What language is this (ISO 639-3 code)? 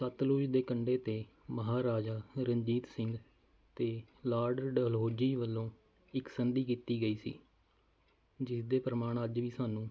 pan